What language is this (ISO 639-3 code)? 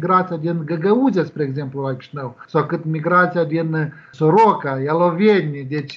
ron